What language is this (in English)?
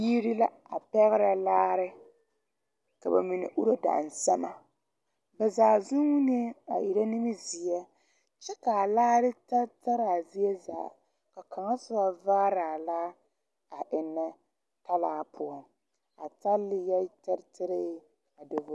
Southern Dagaare